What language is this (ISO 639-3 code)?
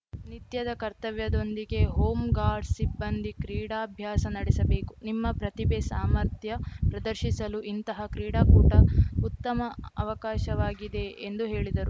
kan